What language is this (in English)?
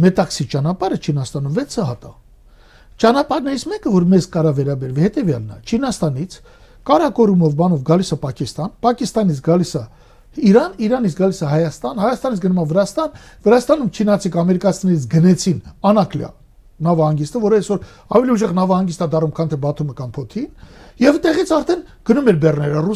Romanian